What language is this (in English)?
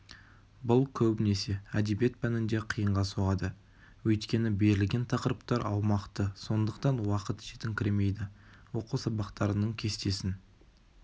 Kazakh